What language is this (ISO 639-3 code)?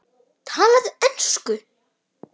isl